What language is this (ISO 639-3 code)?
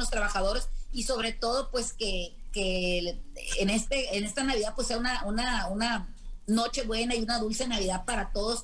spa